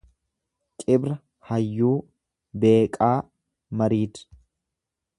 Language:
Oromo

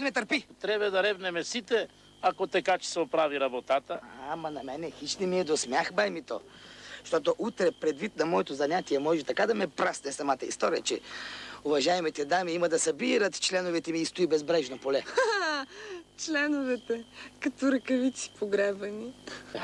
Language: Bulgarian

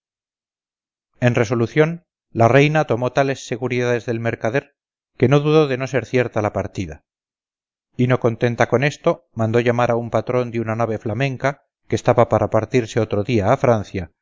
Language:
Spanish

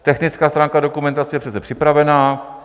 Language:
Czech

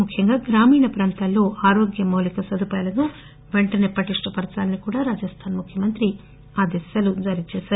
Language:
Telugu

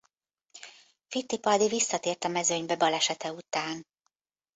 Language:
Hungarian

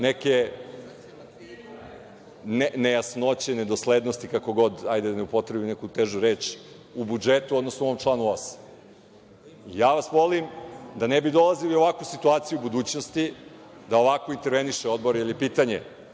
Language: Serbian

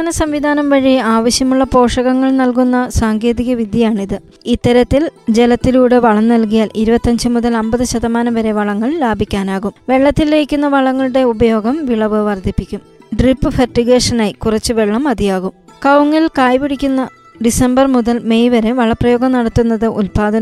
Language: Malayalam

